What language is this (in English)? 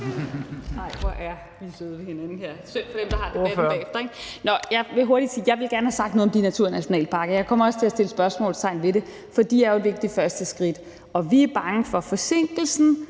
Danish